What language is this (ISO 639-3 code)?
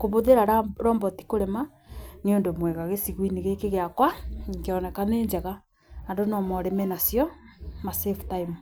kik